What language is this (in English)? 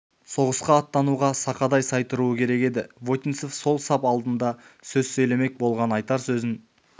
Kazakh